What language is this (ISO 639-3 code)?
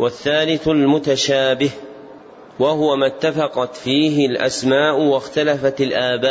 ara